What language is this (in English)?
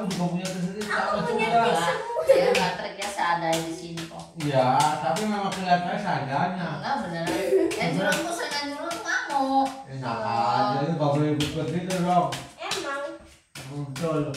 Indonesian